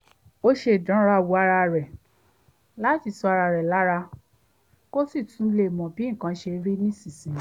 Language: Yoruba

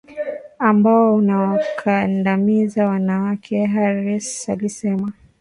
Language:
Swahili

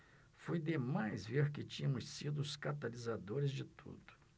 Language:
Portuguese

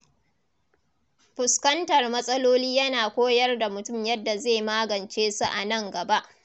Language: Hausa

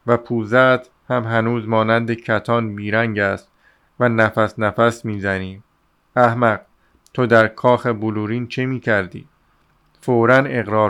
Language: Persian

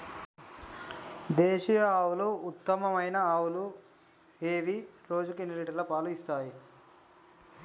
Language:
Telugu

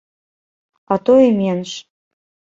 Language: Belarusian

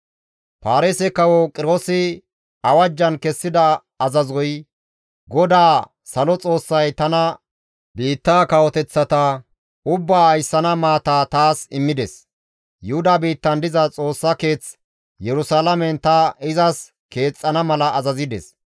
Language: Gamo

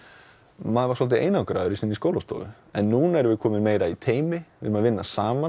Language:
Icelandic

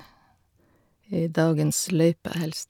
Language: Norwegian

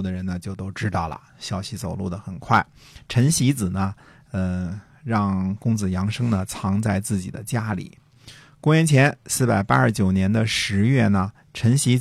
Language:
Chinese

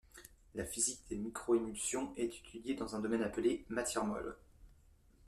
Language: French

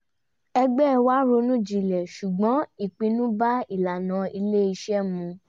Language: Yoruba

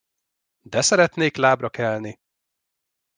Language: Hungarian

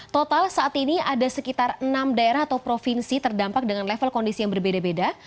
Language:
Indonesian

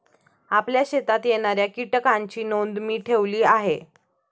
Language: Marathi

